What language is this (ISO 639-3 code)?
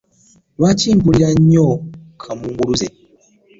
lug